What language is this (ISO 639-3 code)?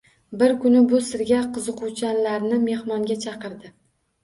uzb